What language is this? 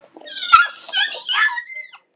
Icelandic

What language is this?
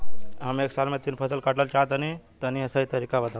Bhojpuri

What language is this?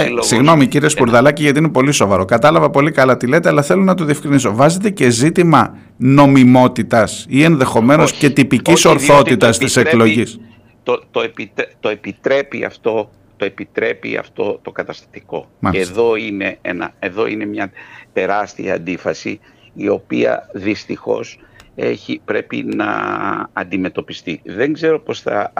Greek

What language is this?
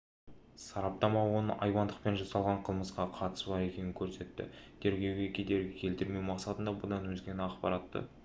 Kazakh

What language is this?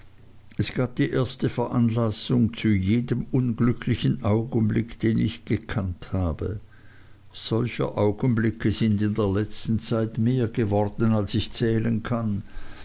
German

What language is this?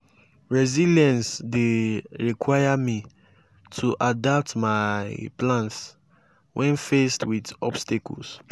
Nigerian Pidgin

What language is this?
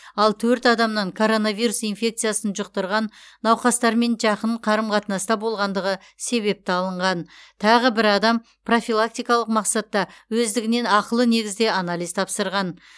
Kazakh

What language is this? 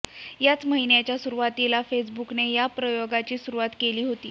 Marathi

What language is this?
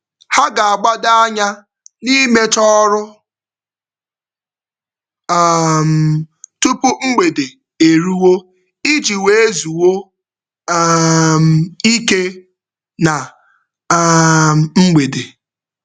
Igbo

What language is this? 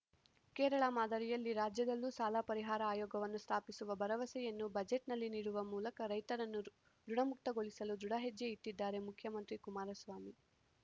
Kannada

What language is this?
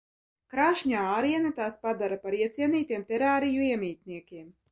Latvian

